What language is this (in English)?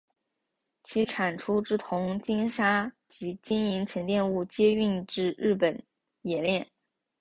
Chinese